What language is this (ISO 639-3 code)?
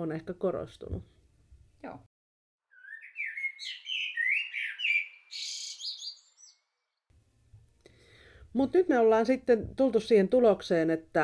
fin